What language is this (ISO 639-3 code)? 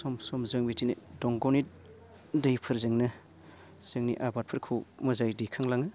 brx